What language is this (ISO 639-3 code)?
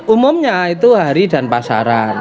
ind